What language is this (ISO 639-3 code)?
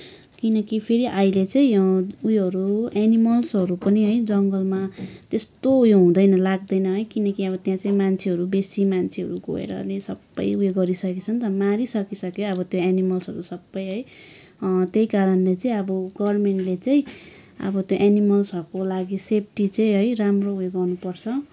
nep